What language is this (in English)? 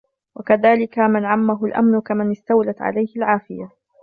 Arabic